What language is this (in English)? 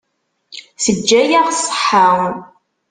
Kabyle